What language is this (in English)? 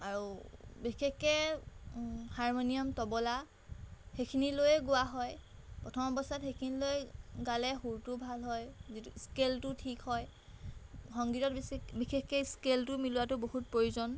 Assamese